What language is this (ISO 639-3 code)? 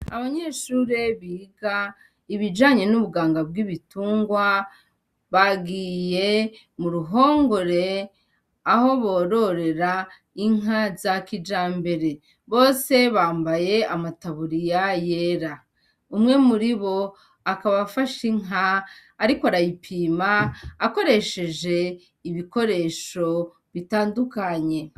run